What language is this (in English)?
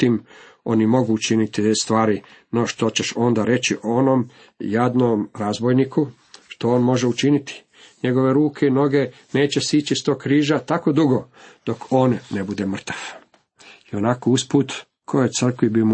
Croatian